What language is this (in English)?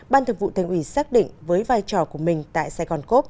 Vietnamese